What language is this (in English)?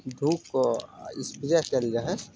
Maithili